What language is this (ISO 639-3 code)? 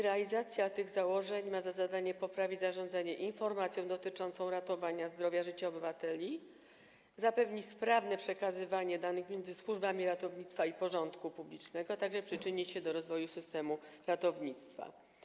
pol